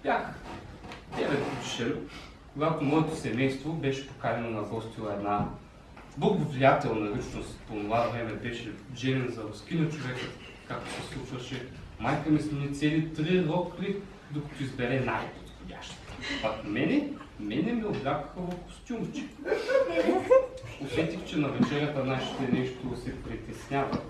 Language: Bulgarian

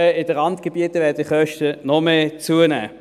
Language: Swiss German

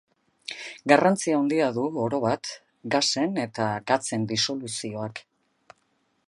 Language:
Basque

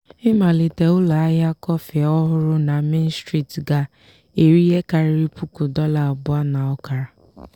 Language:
Igbo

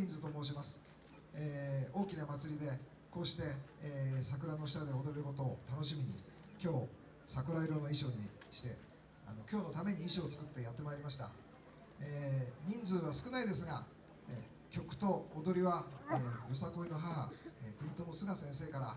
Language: Japanese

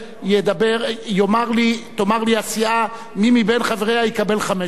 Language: Hebrew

